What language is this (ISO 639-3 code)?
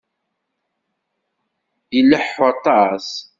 kab